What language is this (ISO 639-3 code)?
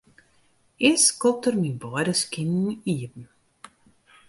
fry